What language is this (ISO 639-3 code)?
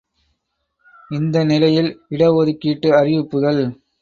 tam